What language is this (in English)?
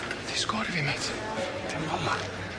Welsh